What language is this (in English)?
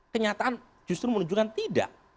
Indonesian